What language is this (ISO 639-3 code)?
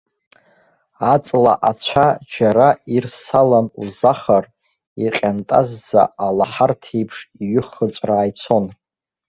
abk